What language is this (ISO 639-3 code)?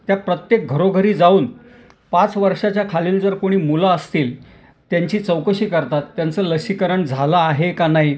mar